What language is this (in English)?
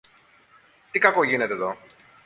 Greek